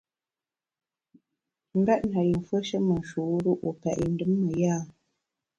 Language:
Bamun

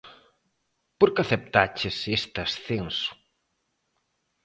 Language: Galician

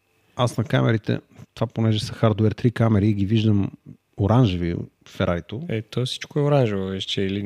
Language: Bulgarian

